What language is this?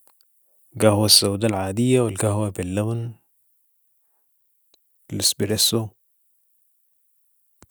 Sudanese Arabic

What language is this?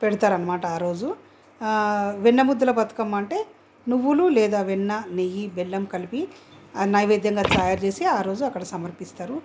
Telugu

